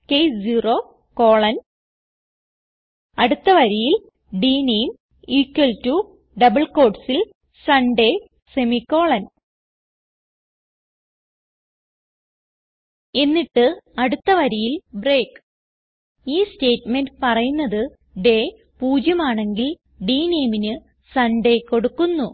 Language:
Malayalam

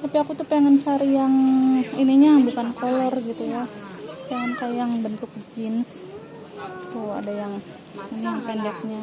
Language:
Indonesian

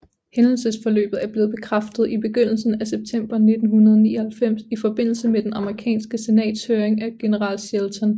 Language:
Danish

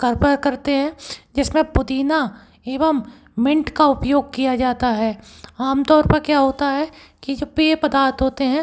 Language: Hindi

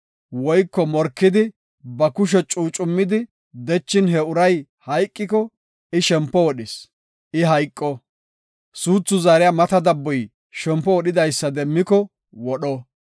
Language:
Gofa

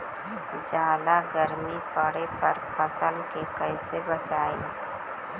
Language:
Magahi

